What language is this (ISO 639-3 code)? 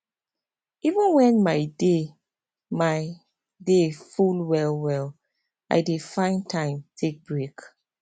pcm